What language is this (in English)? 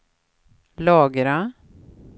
Swedish